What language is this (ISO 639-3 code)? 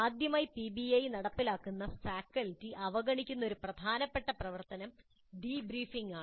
mal